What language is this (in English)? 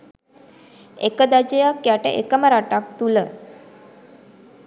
Sinhala